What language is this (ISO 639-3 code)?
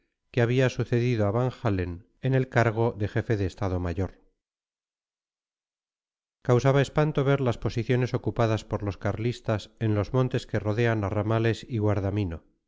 spa